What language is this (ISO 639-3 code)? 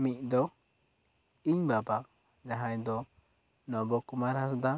sat